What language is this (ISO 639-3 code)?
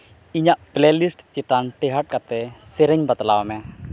sat